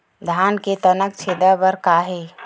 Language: Chhattisgarhi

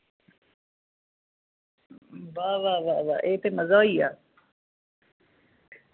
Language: Dogri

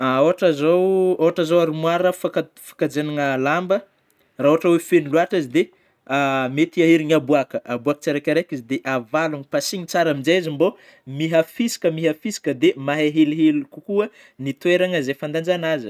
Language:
Northern Betsimisaraka Malagasy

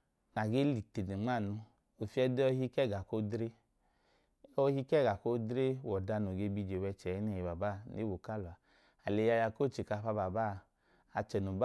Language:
Idoma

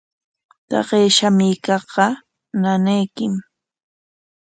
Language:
Corongo Ancash Quechua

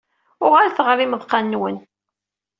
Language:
Kabyle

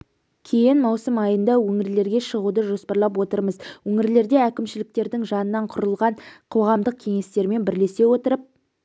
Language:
Kazakh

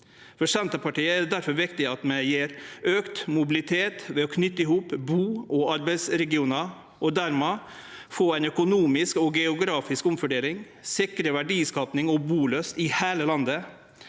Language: Norwegian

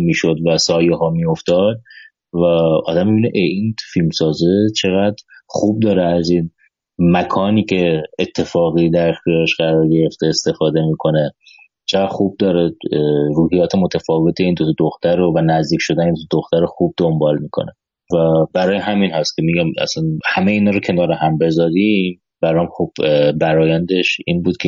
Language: Persian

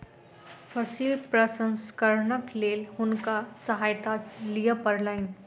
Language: Maithili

